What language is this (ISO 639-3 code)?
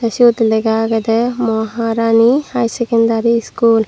ccp